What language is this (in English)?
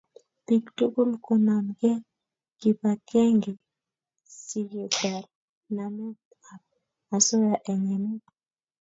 Kalenjin